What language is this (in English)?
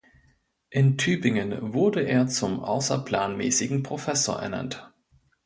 German